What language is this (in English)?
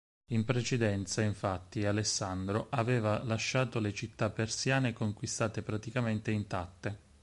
Italian